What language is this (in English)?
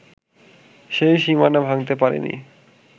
Bangla